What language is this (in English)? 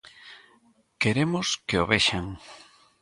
Galician